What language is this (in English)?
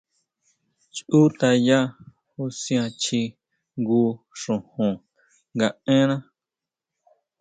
Huautla Mazatec